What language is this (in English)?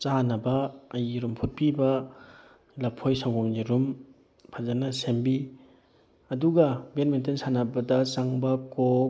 Manipuri